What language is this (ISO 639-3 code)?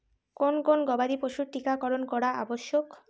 ben